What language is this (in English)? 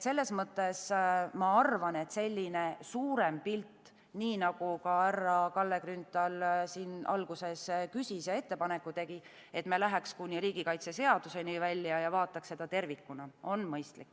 Estonian